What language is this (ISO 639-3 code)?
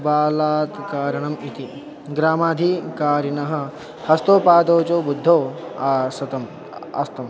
san